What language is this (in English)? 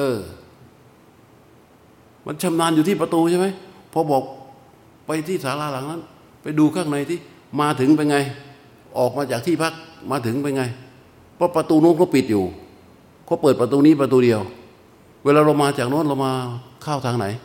Thai